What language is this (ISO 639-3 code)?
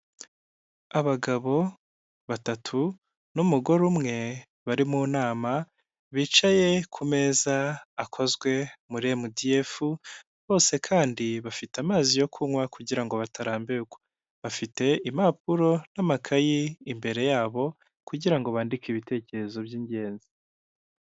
kin